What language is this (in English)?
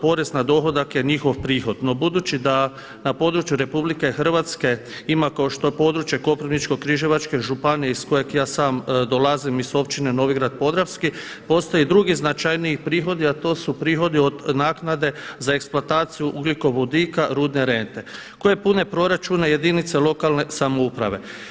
Croatian